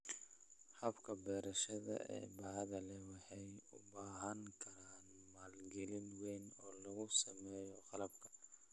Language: Somali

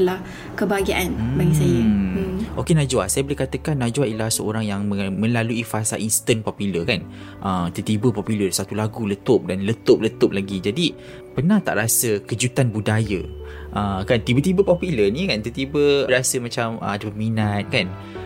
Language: Malay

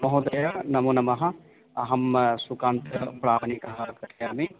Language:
Sanskrit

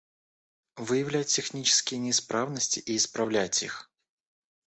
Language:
Russian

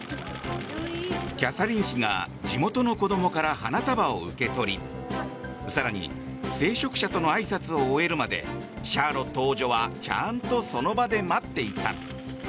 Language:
Japanese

